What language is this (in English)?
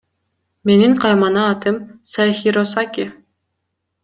Kyrgyz